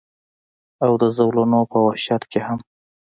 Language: Pashto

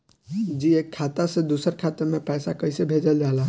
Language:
Bhojpuri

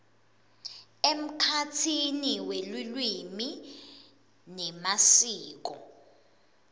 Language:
Swati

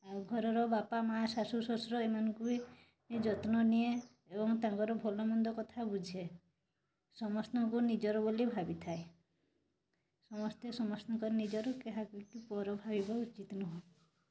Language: Odia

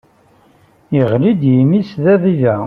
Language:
Kabyle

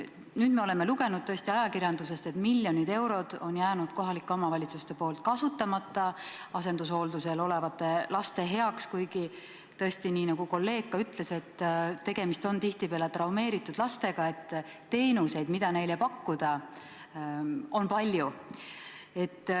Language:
Estonian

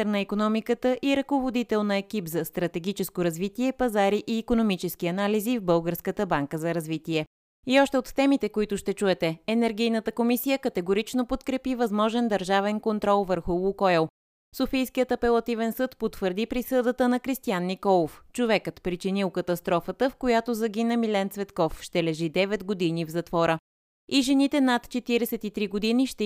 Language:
Bulgarian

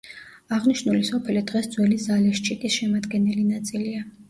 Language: Georgian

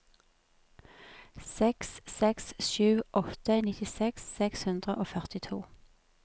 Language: Norwegian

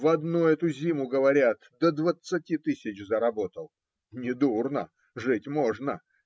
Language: Russian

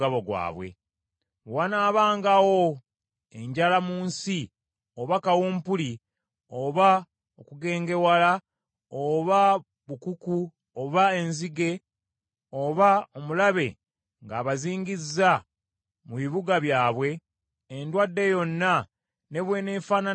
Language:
Ganda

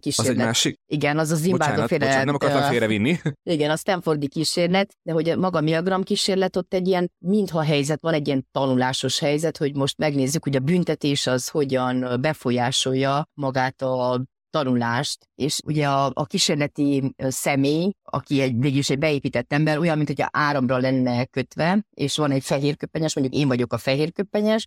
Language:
Hungarian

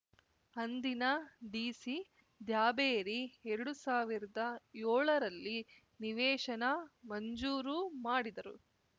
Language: Kannada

